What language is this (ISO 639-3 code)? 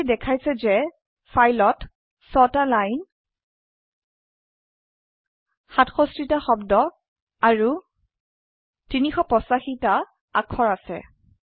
asm